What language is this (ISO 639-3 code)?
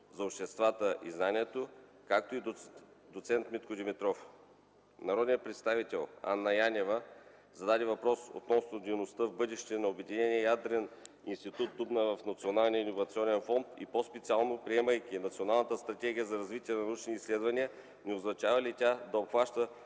bul